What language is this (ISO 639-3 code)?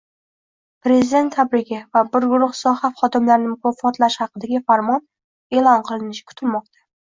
uzb